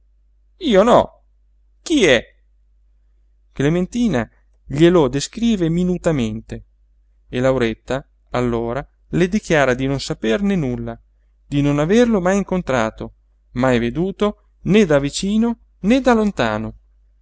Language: Italian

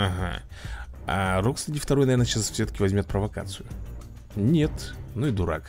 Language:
Russian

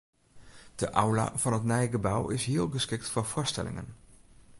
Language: Western Frisian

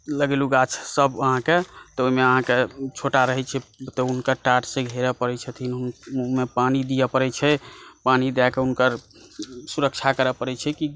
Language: Maithili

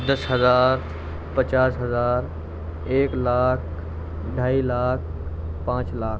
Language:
Urdu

